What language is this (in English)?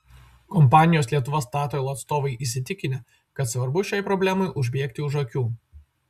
Lithuanian